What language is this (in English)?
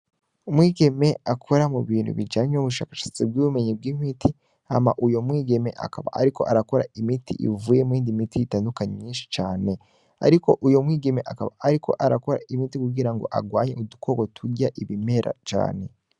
Rundi